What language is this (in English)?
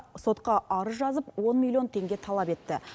Kazakh